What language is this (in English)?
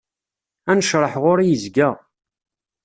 Kabyle